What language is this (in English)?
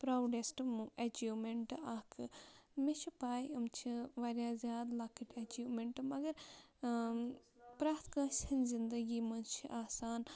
Kashmiri